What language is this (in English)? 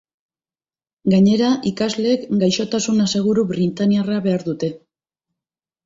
Basque